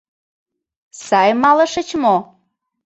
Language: Mari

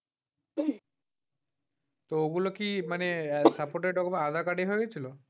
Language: Bangla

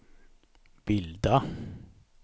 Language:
Swedish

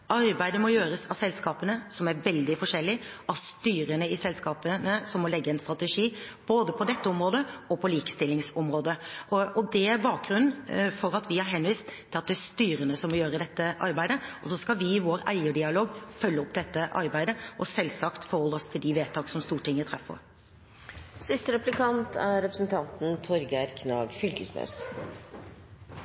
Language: Norwegian Bokmål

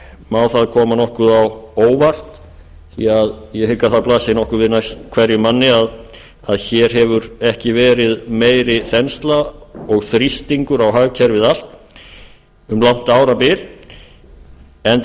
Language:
Icelandic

